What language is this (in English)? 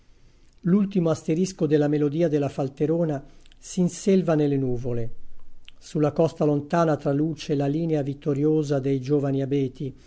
Italian